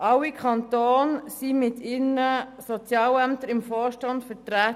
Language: Swiss German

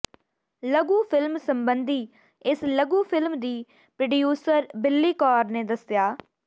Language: Punjabi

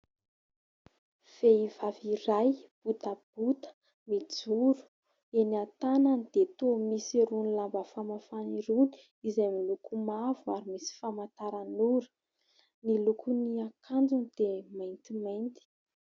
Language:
Malagasy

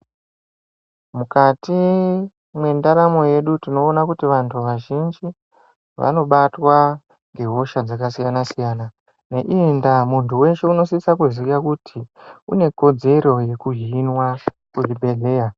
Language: Ndau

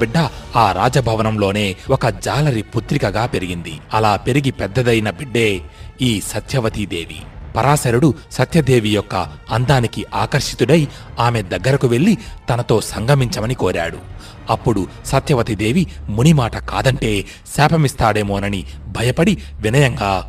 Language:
Telugu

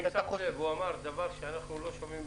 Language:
Hebrew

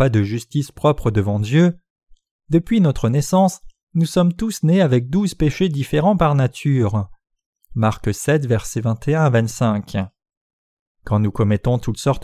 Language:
French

